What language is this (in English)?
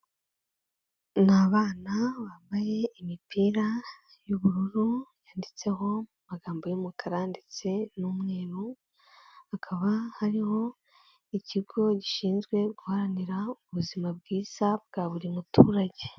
Kinyarwanda